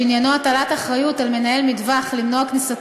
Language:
Hebrew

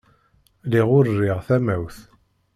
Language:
Kabyle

